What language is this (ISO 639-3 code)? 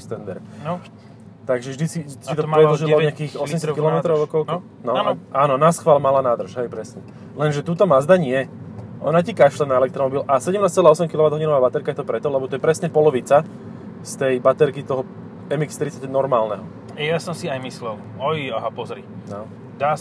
slk